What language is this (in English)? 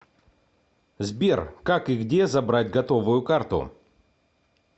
Russian